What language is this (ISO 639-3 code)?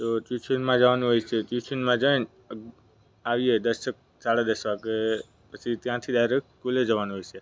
guj